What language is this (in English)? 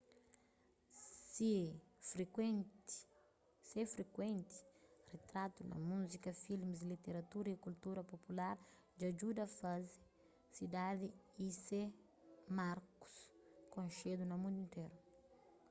Kabuverdianu